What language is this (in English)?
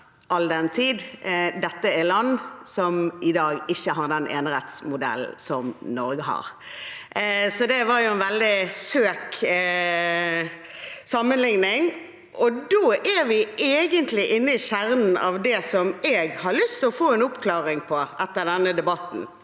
Norwegian